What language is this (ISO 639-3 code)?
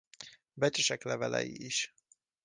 hun